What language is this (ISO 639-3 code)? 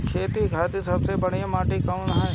bho